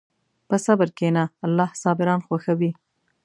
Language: Pashto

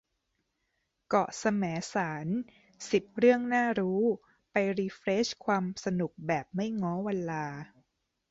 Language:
Thai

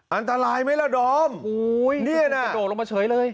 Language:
Thai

